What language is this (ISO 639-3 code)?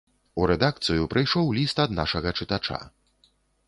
bel